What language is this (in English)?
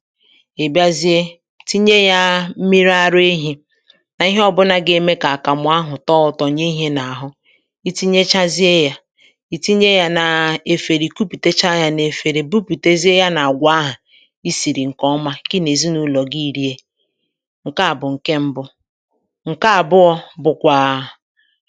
Igbo